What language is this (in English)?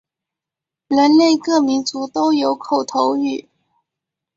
Chinese